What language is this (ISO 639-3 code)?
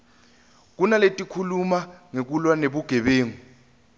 ssw